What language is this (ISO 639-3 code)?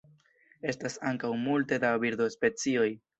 epo